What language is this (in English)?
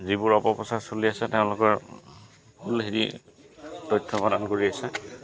Assamese